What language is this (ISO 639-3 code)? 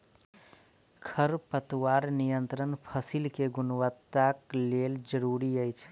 mai